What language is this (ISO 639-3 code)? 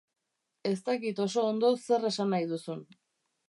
eus